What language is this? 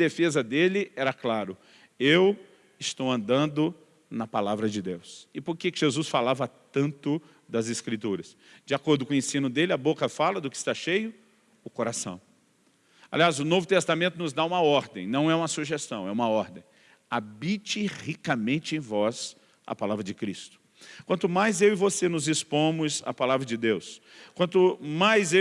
Portuguese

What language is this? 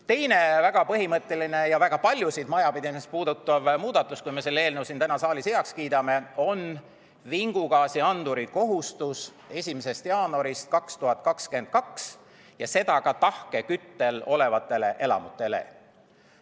Estonian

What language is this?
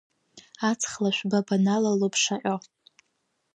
Abkhazian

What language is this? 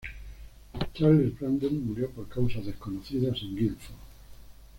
Spanish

